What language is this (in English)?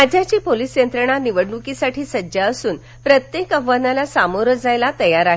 Marathi